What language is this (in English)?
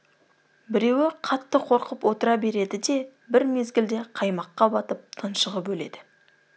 Kazakh